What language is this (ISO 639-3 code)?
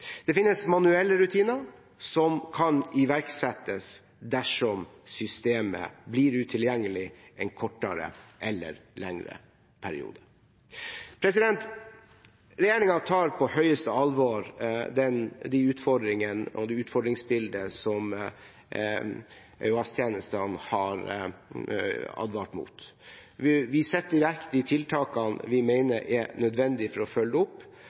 nob